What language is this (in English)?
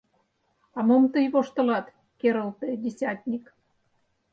Mari